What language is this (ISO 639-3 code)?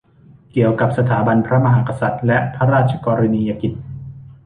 tha